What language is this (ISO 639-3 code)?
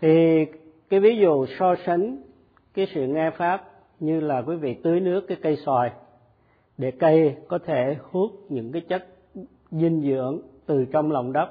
vie